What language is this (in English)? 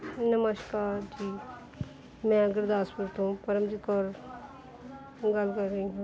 Punjabi